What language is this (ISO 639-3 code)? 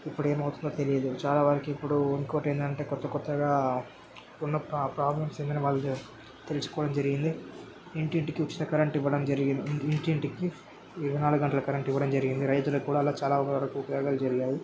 tel